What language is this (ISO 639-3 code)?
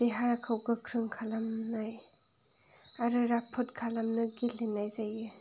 brx